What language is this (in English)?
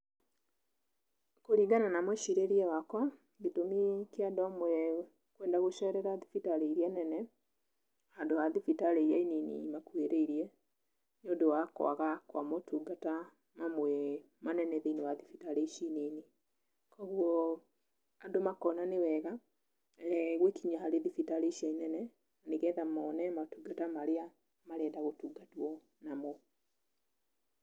Kikuyu